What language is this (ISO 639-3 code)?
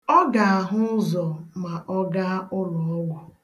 ibo